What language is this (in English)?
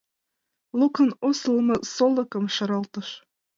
Mari